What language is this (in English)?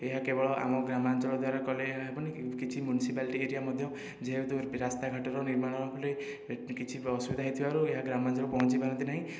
Odia